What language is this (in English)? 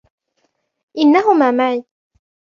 Arabic